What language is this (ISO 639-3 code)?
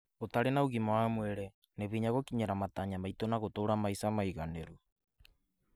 kik